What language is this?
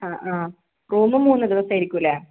Malayalam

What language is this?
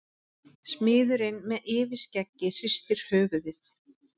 Icelandic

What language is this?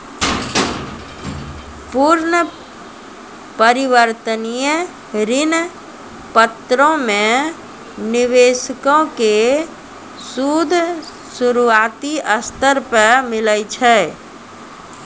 Maithili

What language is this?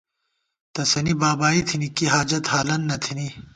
Gawar-Bati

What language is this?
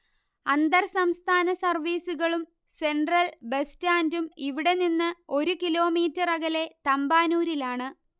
Malayalam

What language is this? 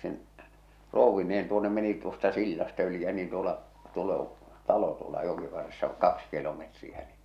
Finnish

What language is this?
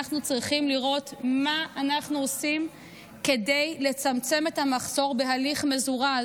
Hebrew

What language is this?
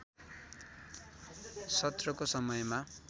Nepali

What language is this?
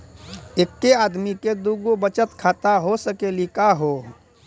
Maithili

